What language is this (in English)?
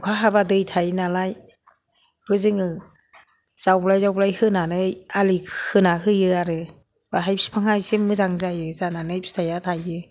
Bodo